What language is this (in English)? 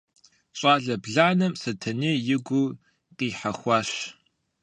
Kabardian